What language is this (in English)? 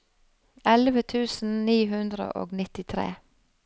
Norwegian